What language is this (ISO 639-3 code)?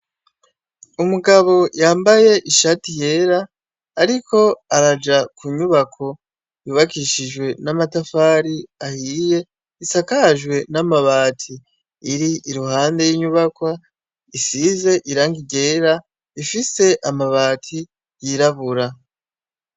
run